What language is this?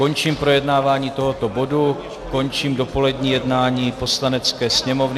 Czech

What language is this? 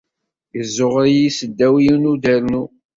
Kabyle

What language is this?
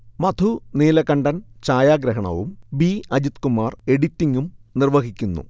Malayalam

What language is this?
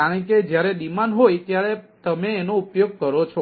Gujarati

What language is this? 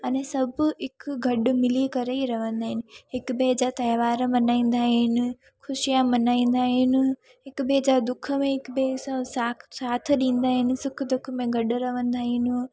Sindhi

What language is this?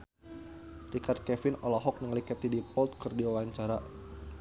Sundanese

